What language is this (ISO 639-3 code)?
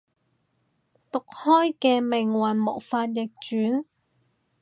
yue